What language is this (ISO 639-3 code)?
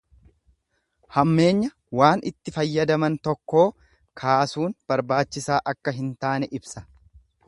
orm